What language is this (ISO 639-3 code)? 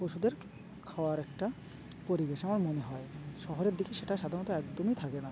ben